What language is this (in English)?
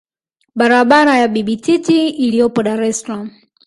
Swahili